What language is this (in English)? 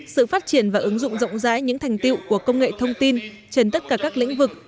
Vietnamese